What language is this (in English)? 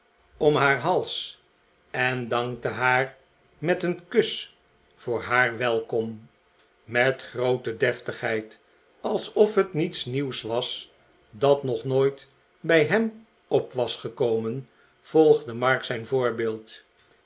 Dutch